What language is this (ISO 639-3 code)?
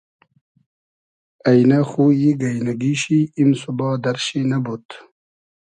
haz